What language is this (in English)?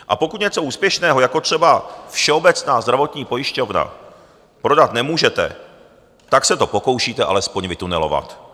Czech